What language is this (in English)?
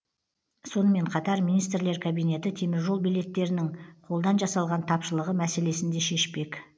Kazakh